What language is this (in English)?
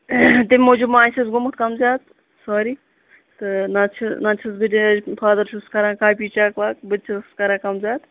Kashmiri